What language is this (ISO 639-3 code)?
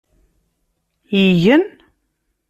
kab